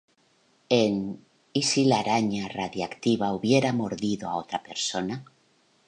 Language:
Spanish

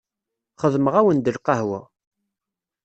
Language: Kabyle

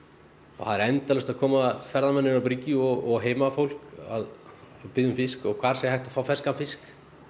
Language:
Icelandic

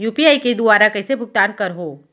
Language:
Chhattisgarhi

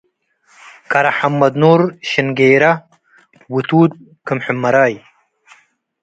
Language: Tigre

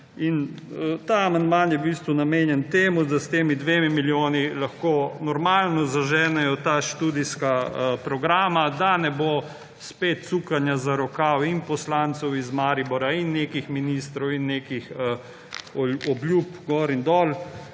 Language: Slovenian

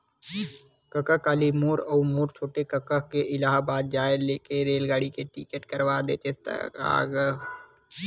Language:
Chhattisgarhi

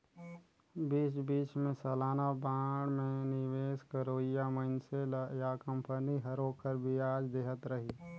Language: Chhattisgarhi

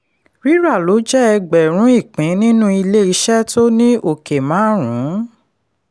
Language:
Yoruba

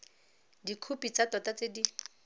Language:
Tswana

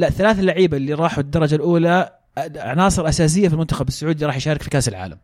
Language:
Arabic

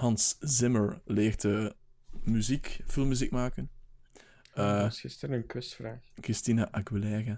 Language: Dutch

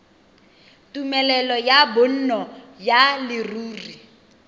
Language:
Tswana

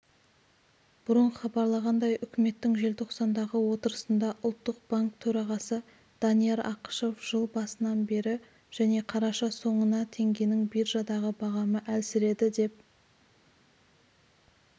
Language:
Kazakh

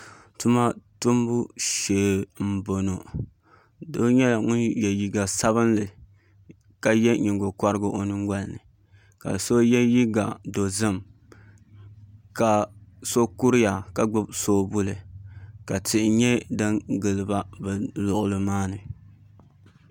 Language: Dagbani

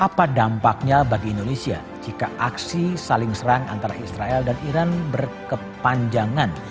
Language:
Indonesian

